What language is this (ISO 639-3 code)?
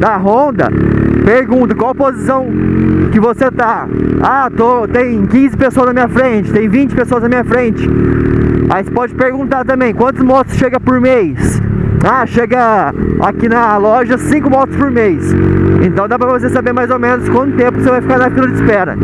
por